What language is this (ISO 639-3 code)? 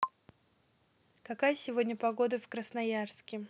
rus